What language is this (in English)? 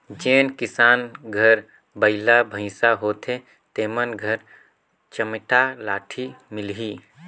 Chhattisgarhi